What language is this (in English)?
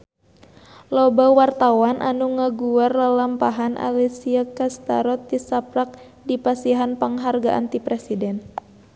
Sundanese